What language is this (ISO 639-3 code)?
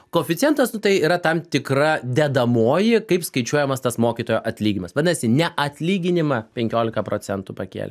lit